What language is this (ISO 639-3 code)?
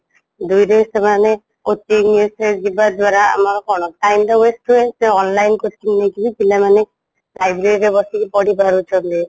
ori